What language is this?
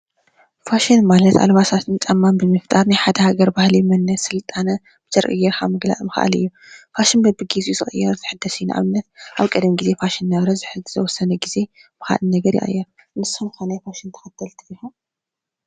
Tigrinya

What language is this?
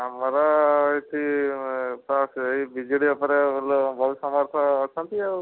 Odia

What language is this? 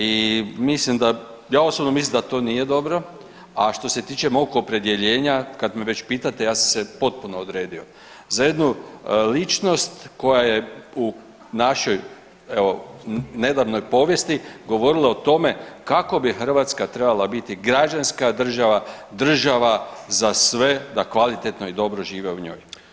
Croatian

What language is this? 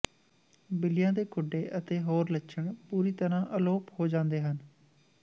Punjabi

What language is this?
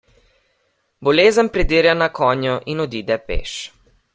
Slovenian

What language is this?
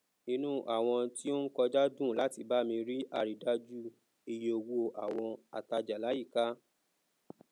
Yoruba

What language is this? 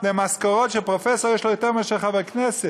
Hebrew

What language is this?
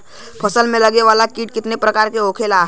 Bhojpuri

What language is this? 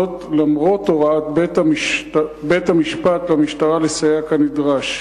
Hebrew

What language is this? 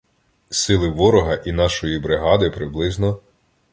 Ukrainian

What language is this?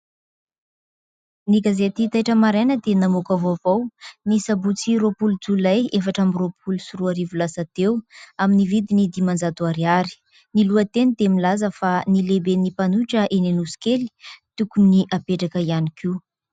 Malagasy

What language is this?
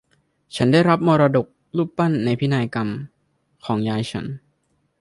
Thai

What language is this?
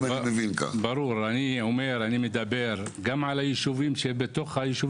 Hebrew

